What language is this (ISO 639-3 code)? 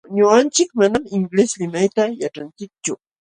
qxw